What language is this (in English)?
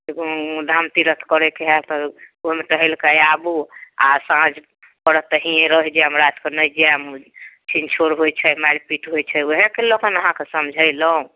Maithili